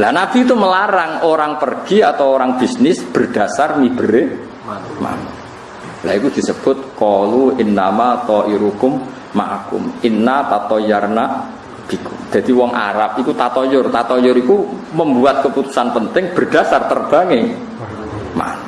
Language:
Indonesian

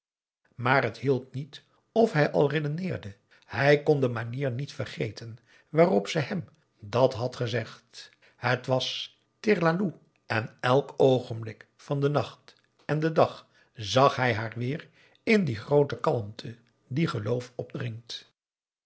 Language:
Dutch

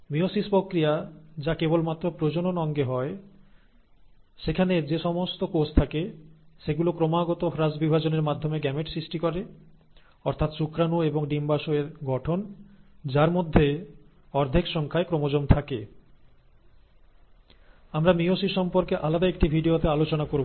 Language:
Bangla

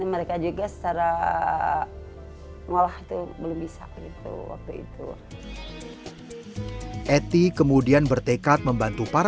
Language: Indonesian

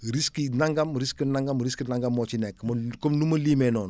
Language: Wolof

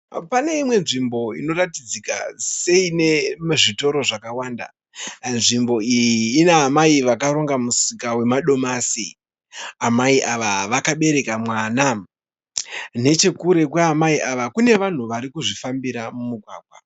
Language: Shona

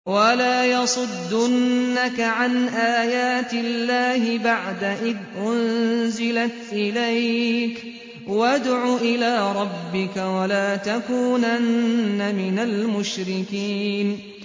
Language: Arabic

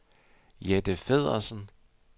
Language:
Danish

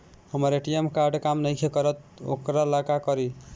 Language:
Bhojpuri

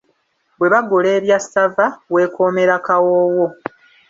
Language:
Ganda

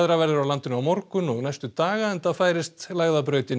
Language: Icelandic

